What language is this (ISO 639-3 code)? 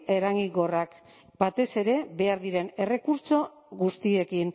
eus